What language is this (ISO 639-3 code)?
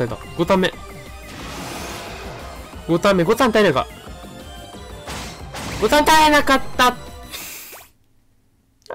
jpn